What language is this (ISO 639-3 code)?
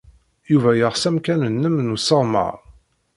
kab